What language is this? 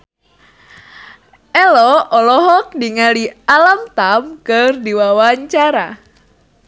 Sundanese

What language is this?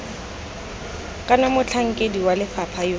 Tswana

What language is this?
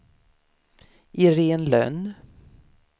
Swedish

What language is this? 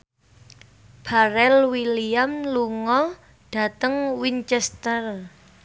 Javanese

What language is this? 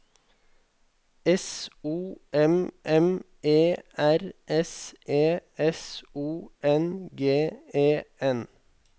Norwegian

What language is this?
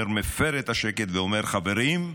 Hebrew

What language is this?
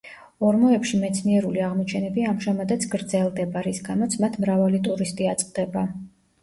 Georgian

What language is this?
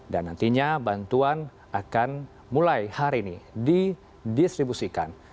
Indonesian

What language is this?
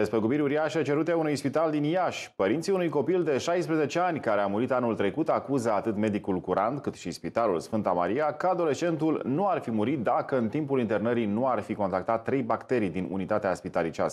Romanian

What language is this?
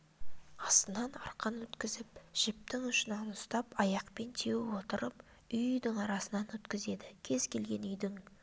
Kazakh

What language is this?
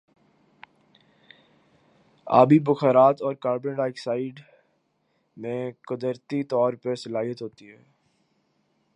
Urdu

